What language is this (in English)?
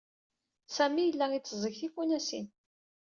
Kabyle